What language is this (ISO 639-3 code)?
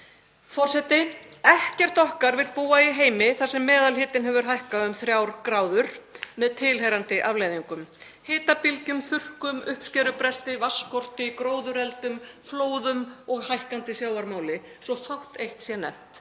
isl